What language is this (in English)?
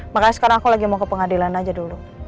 Indonesian